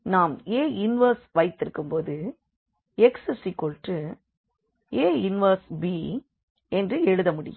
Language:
Tamil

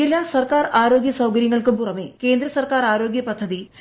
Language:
Malayalam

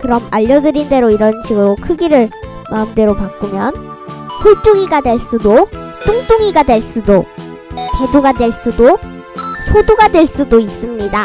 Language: Korean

